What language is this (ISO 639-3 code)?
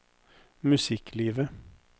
nor